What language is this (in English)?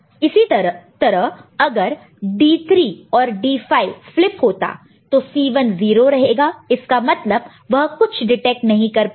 Hindi